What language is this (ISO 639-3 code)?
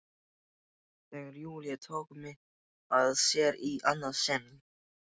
isl